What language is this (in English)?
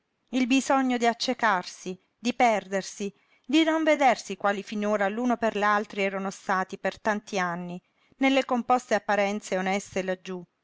Italian